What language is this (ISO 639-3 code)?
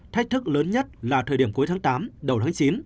vie